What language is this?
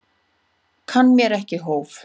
Icelandic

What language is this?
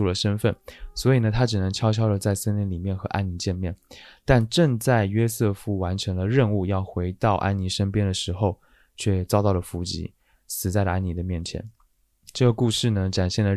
Chinese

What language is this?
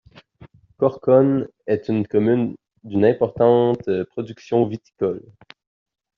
French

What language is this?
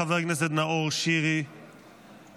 Hebrew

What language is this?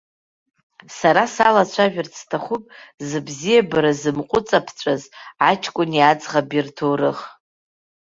Abkhazian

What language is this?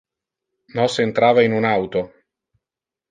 Interlingua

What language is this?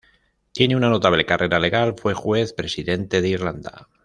Spanish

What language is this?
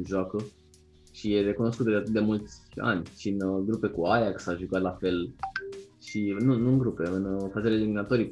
Romanian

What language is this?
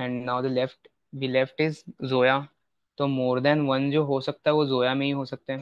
Hindi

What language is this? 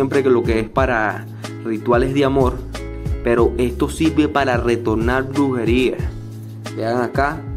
Spanish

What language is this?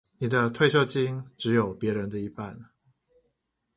Chinese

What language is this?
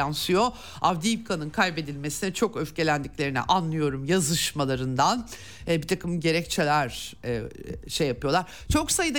Turkish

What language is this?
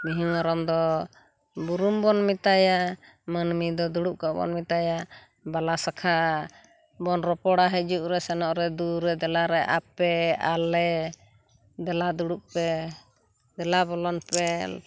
Santali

